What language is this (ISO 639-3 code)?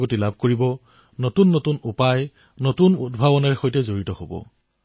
asm